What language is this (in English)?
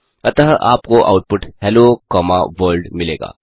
Hindi